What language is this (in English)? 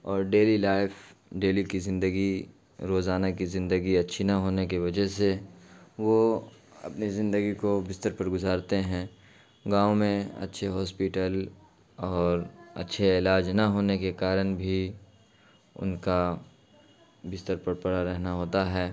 Urdu